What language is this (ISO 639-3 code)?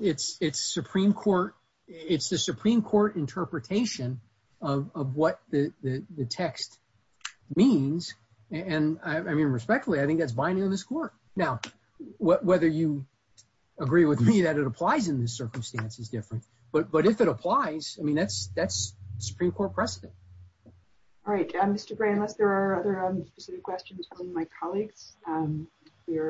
eng